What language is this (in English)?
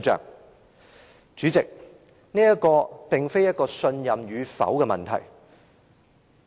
Cantonese